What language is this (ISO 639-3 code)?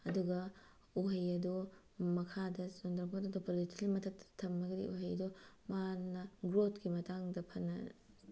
mni